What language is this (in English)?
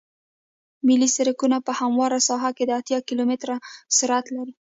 Pashto